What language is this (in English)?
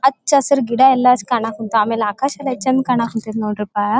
Kannada